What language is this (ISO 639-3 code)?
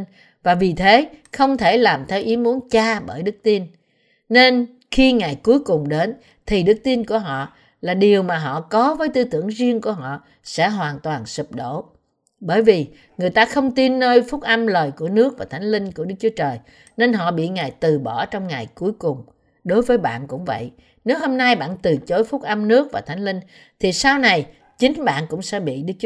vie